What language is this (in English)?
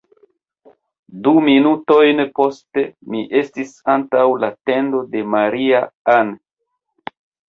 Esperanto